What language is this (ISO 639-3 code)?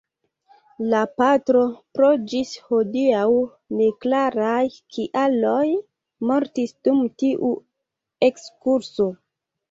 epo